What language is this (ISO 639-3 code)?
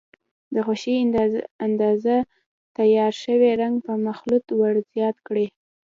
pus